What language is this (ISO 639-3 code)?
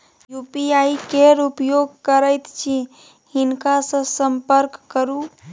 mai